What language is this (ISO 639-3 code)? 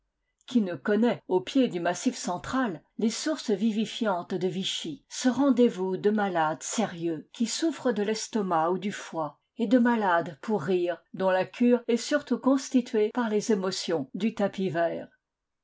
fra